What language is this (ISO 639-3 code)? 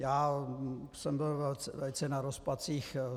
ces